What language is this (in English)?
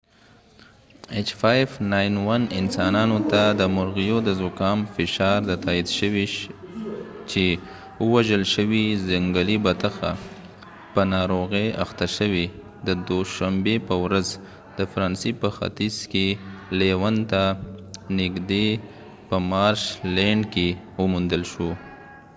Pashto